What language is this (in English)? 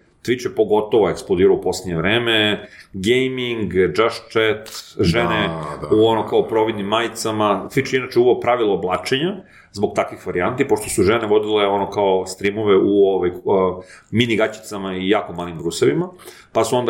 Croatian